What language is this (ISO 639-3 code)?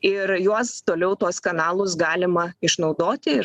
lit